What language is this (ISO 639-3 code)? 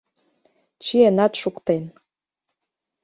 chm